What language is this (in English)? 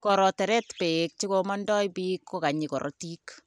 Kalenjin